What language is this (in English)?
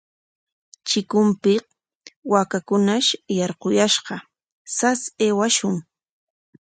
Corongo Ancash Quechua